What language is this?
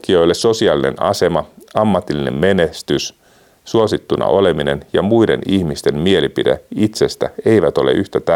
Finnish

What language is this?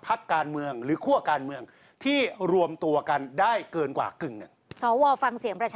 Thai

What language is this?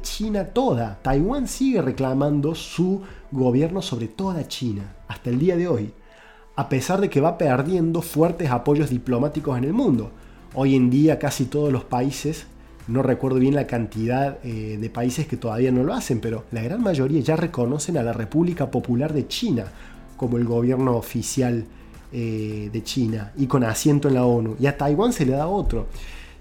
Spanish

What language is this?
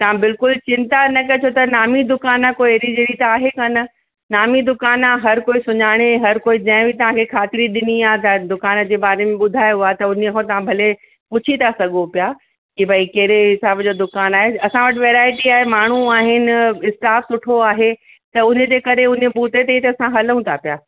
Sindhi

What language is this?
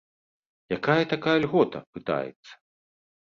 Belarusian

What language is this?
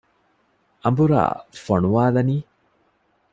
Divehi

